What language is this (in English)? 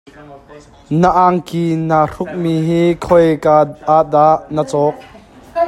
Hakha Chin